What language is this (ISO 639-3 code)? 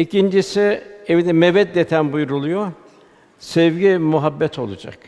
tur